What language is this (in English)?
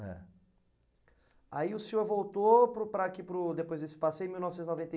Portuguese